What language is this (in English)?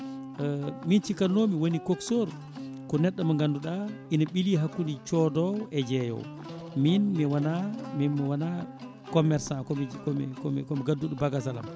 Fula